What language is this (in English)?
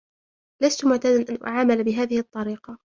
Arabic